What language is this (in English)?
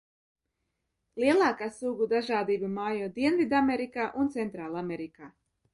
Latvian